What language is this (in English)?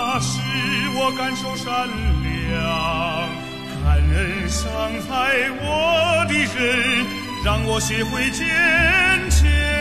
Chinese